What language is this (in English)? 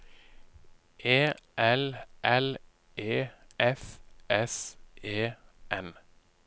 Norwegian